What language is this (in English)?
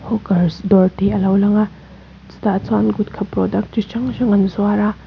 Mizo